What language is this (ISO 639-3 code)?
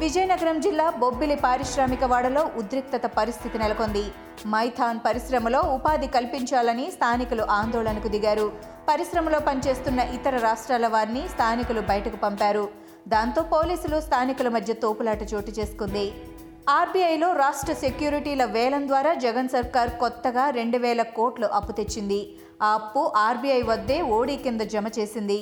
tel